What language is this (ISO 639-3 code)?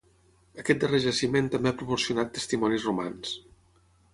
cat